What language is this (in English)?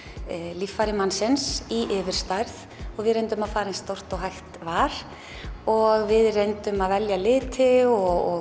Icelandic